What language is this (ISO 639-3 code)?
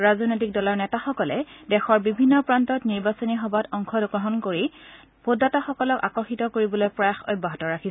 asm